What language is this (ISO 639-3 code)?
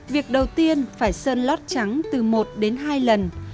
vie